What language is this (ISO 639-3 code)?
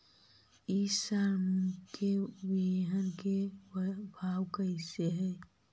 mag